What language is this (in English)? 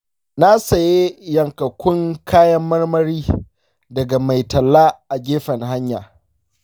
Hausa